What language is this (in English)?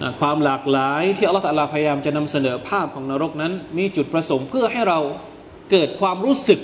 Thai